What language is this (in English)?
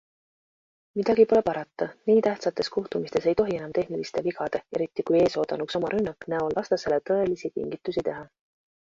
Estonian